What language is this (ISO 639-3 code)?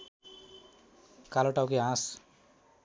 nep